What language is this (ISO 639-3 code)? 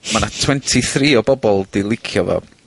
cym